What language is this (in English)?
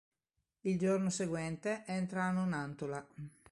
Italian